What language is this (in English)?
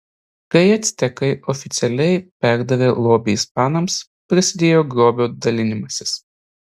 Lithuanian